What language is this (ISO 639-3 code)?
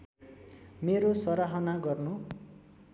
nep